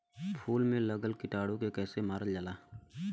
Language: Bhojpuri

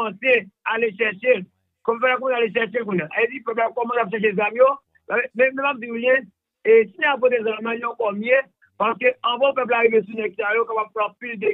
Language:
French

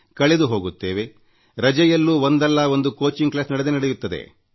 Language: Kannada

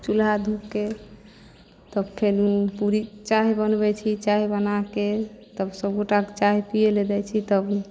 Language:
Maithili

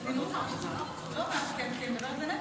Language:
Hebrew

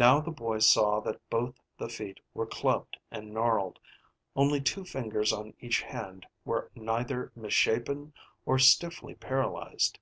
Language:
English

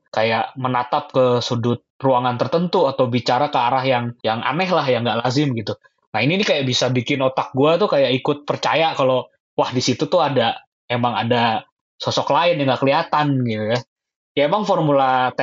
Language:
Indonesian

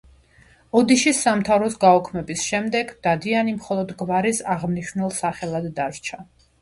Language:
Georgian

